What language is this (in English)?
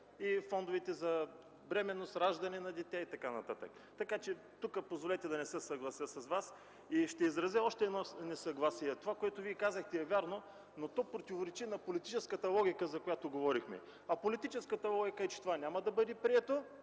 Bulgarian